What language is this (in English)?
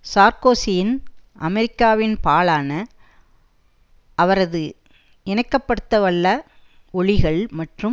Tamil